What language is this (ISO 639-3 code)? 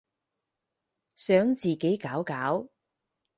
yue